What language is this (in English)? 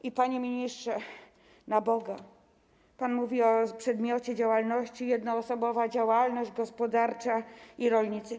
Polish